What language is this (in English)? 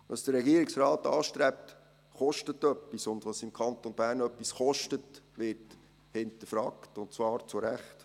Swiss German